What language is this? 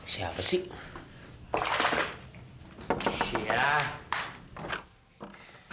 Indonesian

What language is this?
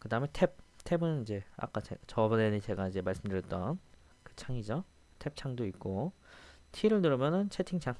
Korean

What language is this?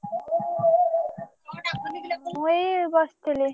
Odia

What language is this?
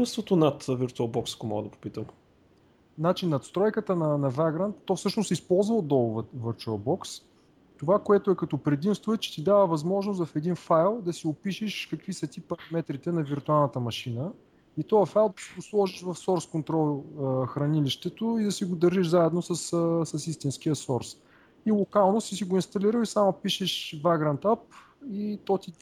Bulgarian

